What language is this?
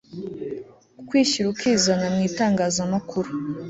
Kinyarwanda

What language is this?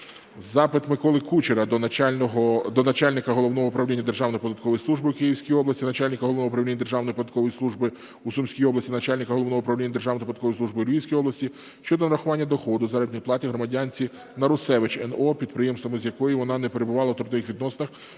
Ukrainian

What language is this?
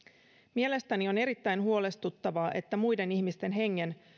Finnish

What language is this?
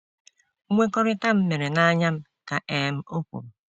Igbo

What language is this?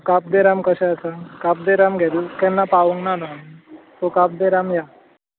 Konkani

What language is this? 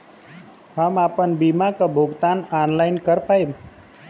Bhojpuri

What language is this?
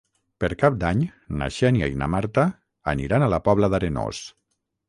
Catalan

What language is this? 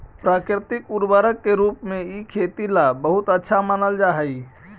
Magahi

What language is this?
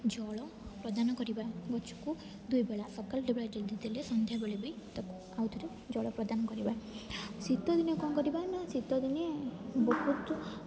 Odia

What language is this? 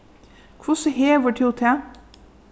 Faroese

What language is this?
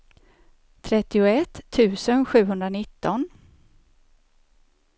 Swedish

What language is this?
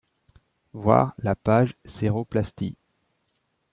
French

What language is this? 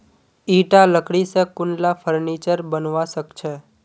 Magahi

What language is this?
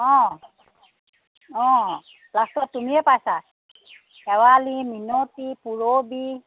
Assamese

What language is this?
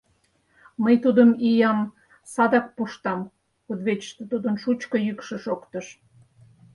Mari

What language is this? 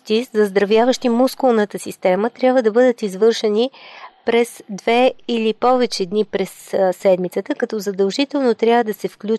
Bulgarian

